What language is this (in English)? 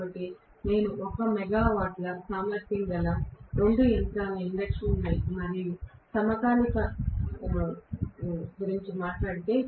Telugu